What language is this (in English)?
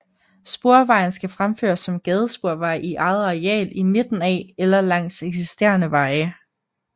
Danish